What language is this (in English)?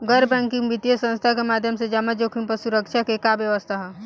Bhojpuri